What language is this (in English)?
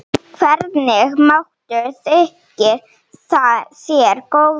Icelandic